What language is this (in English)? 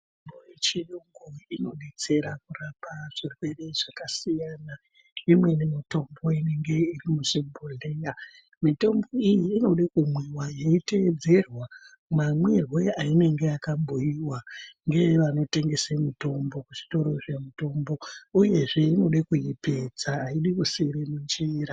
Ndau